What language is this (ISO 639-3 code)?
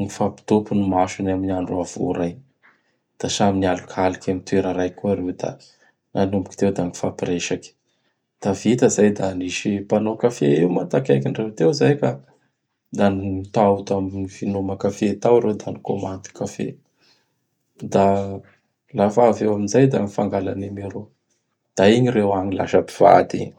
bhr